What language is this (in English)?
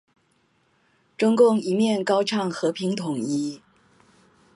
Chinese